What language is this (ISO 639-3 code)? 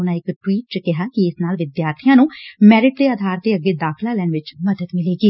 pan